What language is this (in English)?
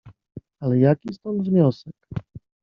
Polish